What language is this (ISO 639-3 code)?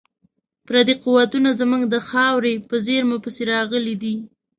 pus